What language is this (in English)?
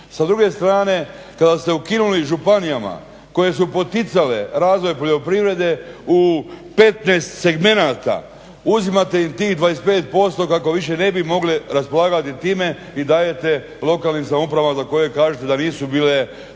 Croatian